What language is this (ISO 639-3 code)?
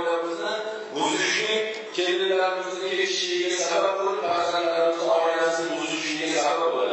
tur